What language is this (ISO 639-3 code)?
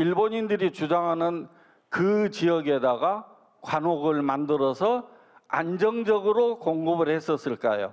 kor